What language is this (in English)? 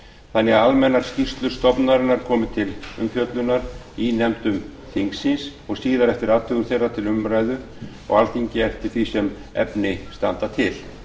Icelandic